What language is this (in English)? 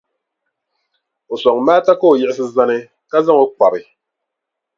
Dagbani